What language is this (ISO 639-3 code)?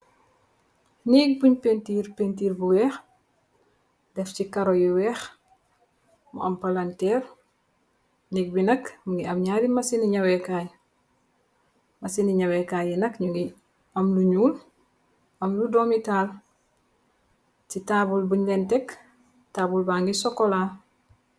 wol